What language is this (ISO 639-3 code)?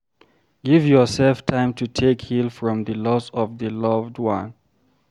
pcm